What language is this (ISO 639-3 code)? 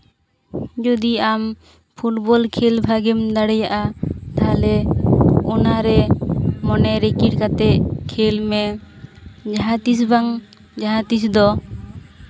sat